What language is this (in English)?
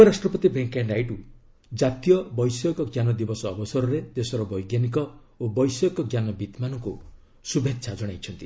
Odia